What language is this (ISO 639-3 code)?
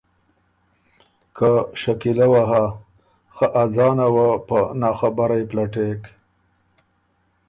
oru